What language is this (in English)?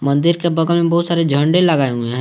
Hindi